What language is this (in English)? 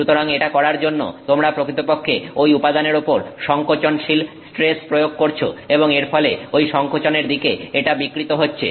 Bangla